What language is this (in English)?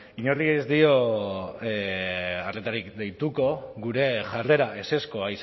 Basque